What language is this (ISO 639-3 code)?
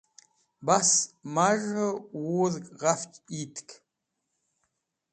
wbl